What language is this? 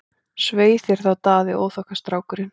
Icelandic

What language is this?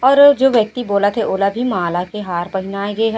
Chhattisgarhi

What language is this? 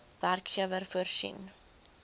Afrikaans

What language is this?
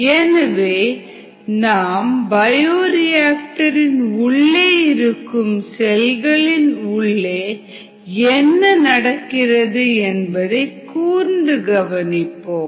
Tamil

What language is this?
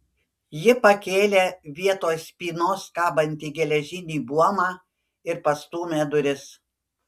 Lithuanian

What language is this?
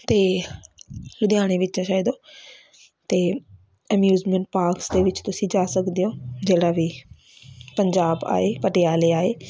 Punjabi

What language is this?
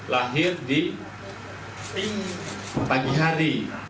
Indonesian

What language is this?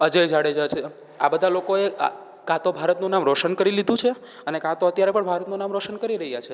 Gujarati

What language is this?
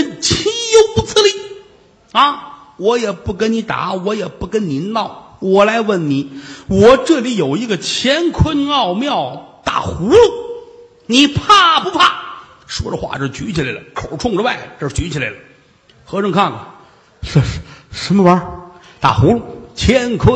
Chinese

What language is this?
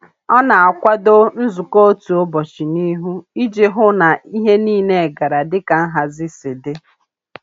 Igbo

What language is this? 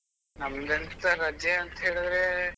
Kannada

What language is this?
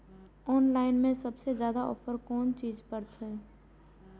Maithili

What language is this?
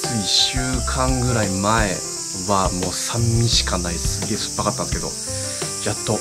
Japanese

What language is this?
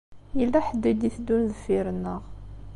Kabyle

